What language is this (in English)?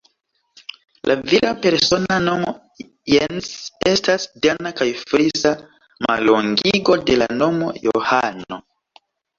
Esperanto